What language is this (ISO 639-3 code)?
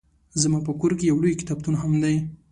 pus